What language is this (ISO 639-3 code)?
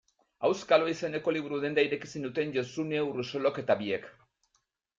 eus